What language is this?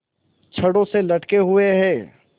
Hindi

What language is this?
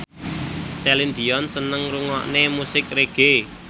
Javanese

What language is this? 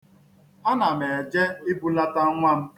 Igbo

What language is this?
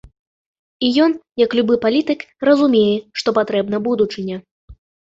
Belarusian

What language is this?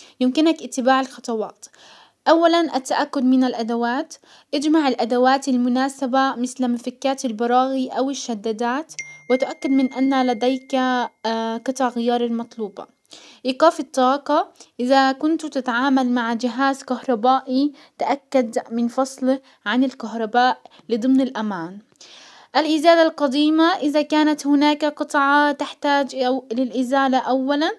Hijazi Arabic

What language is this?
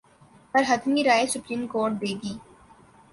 Urdu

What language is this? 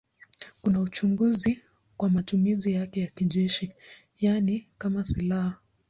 Swahili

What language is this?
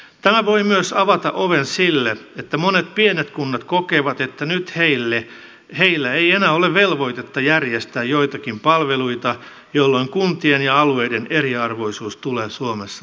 Finnish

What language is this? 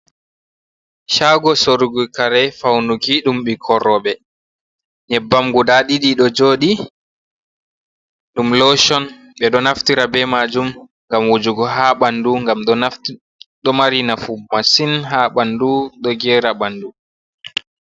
Fula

